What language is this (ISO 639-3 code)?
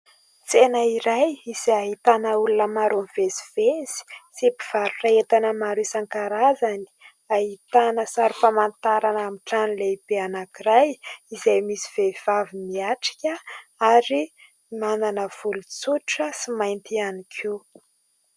mlg